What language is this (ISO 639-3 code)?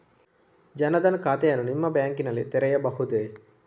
kan